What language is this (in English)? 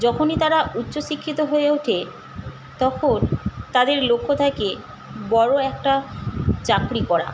Bangla